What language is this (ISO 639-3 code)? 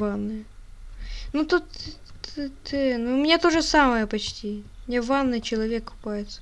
rus